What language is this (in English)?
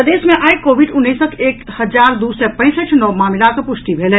Maithili